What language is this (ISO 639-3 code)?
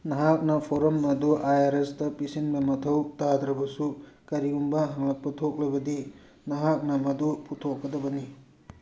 mni